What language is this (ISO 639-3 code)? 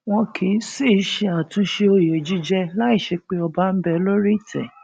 yor